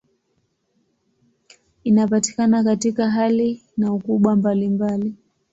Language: Swahili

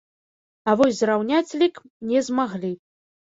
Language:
Belarusian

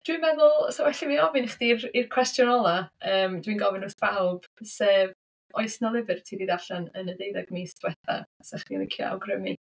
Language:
Welsh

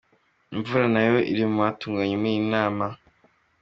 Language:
Kinyarwanda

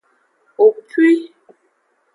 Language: Aja (Benin)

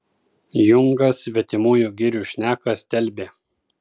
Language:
Lithuanian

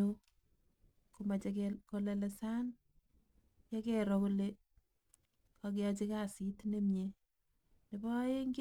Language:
Kalenjin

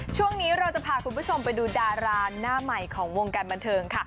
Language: Thai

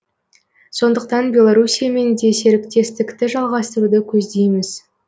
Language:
Kazakh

